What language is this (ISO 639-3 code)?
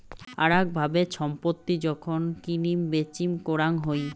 ben